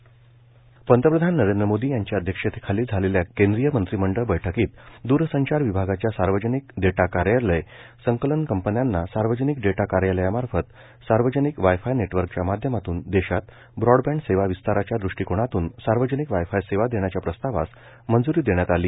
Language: Marathi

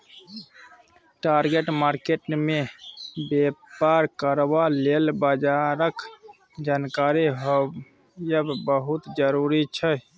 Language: Maithili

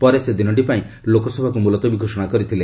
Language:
Odia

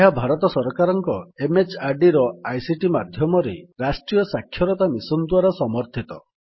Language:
Odia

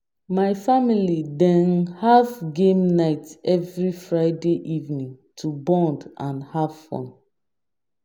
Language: Nigerian Pidgin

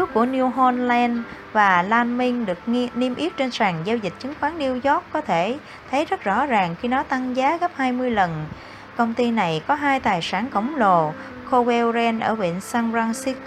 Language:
Vietnamese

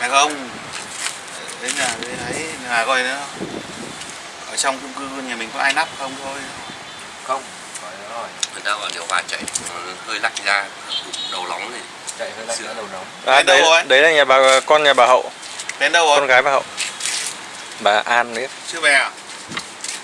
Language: Vietnamese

